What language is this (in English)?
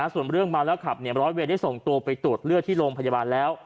Thai